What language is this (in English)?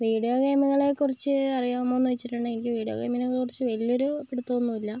Malayalam